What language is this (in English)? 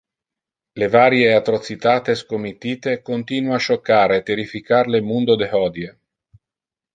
Interlingua